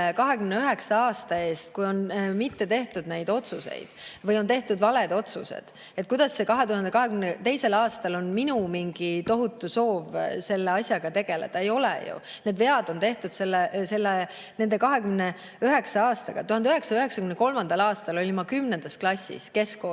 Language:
Estonian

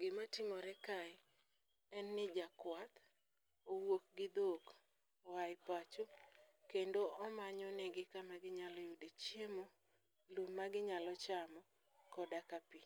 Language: Luo (Kenya and Tanzania)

